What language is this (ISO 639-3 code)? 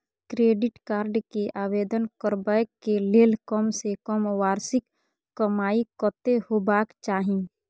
mai